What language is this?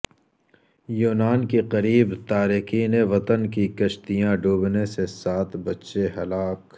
Urdu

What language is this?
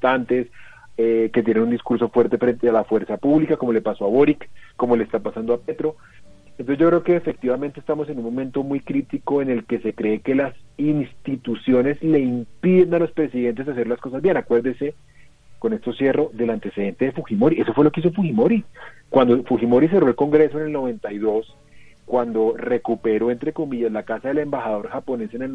Spanish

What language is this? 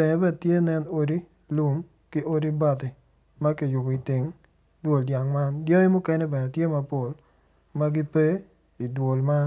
Acoli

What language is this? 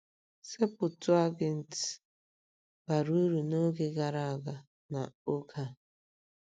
Igbo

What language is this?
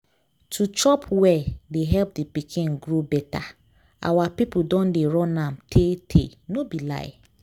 Nigerian Pidgin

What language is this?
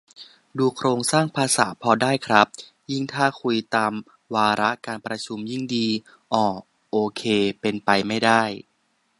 Thai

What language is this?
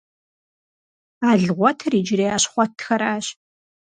Kabardian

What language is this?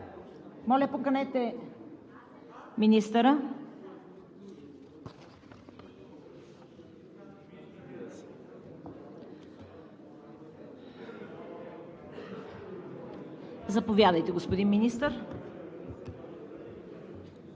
Bulgarian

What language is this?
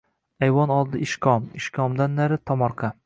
Uzbek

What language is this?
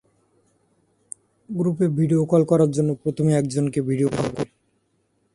Bangla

